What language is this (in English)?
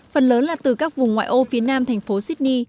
Vietnamese